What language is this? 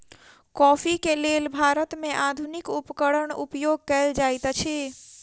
Maithili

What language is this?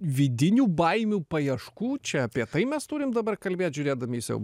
Lithuanian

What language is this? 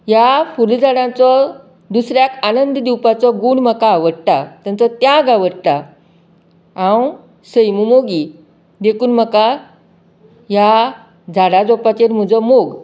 Konkani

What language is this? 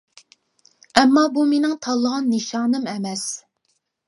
Uyghur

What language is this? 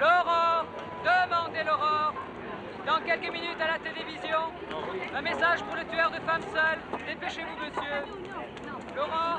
French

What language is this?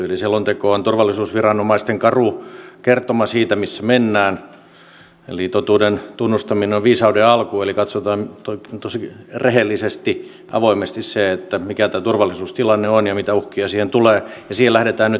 Finnish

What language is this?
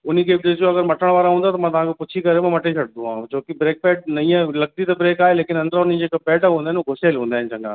Sindhi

